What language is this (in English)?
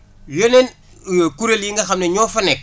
Wolof